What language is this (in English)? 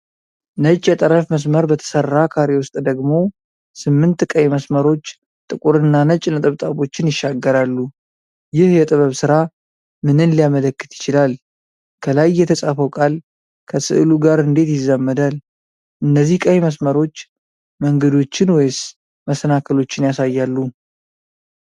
Amharic